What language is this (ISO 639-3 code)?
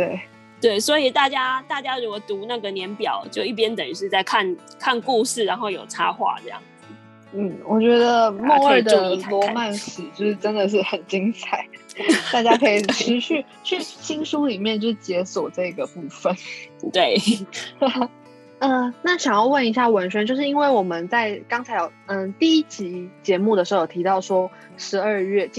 zho